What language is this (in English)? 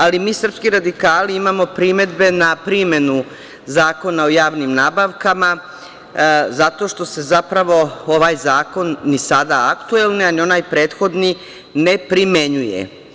Serbian